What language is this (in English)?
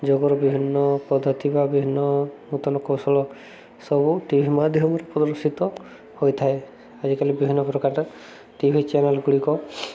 Odia